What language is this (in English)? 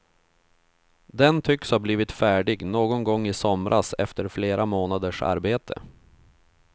Swedish